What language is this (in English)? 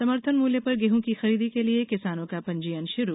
Hindi